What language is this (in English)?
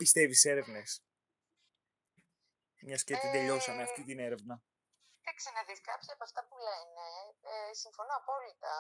Greek